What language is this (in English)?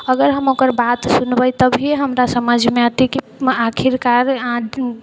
Maithili